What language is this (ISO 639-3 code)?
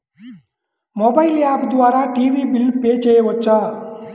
tel